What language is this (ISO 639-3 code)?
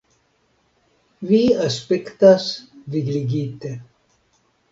epo